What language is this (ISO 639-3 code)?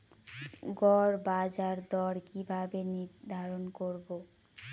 ben